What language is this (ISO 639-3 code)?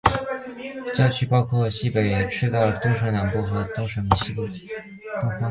zho